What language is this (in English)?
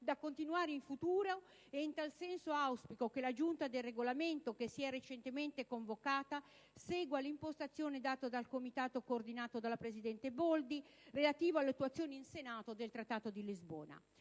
Italian